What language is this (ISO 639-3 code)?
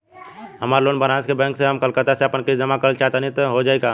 bho